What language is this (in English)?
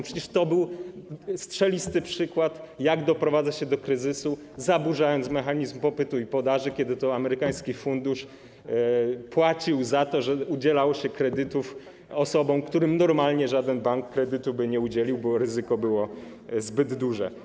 Polish